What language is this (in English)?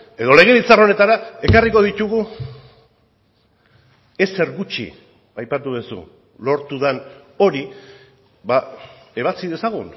Basque